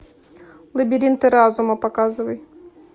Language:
Russian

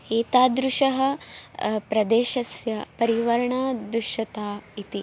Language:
Sanskrit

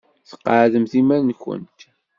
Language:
Kabyle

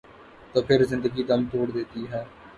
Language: Urdu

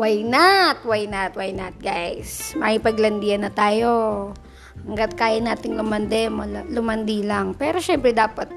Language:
Filipino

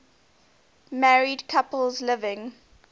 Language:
English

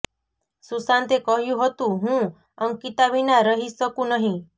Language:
Gujarati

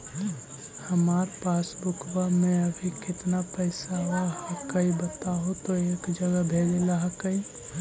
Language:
Magahi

